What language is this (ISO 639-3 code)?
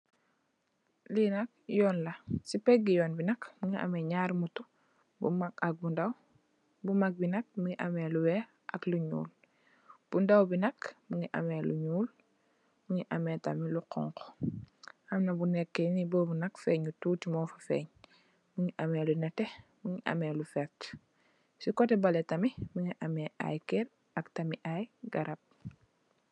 wol